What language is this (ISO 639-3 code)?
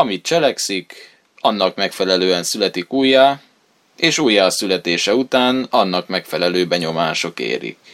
hun